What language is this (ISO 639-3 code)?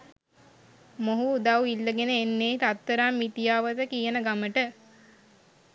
sin